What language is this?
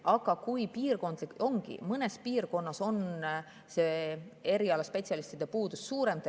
Estonian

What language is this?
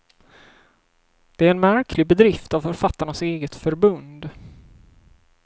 Swedish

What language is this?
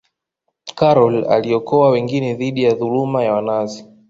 Swahili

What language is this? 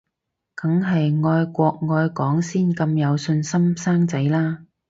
Cantonese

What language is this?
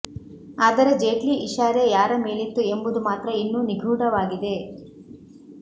Kannada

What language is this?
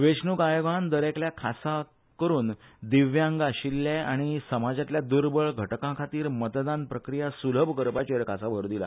Konkani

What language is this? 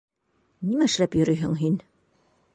Bashkir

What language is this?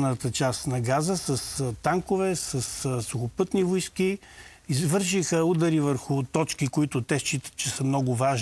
Bulgarian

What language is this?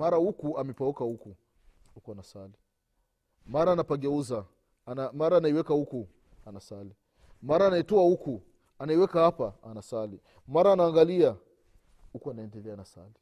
Swahili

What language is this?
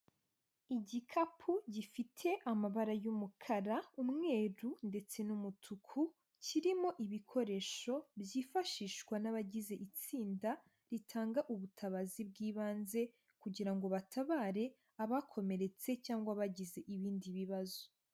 Kinyarwanda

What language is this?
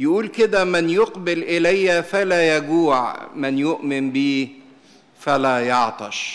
Arabic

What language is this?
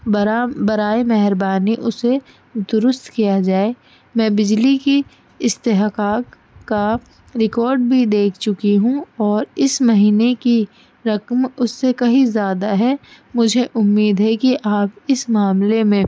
Urdu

